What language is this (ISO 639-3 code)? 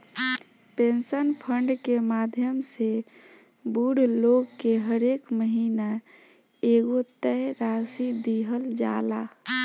bho